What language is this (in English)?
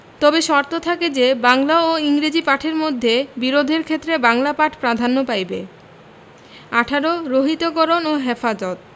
Bangla